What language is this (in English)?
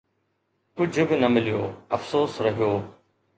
Sindhi